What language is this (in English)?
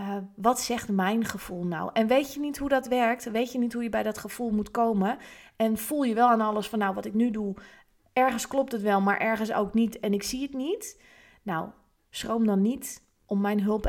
Dutch